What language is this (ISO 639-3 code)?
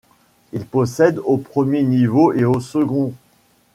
fra